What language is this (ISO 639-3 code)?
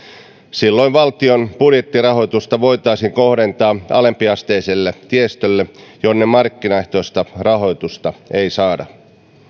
fin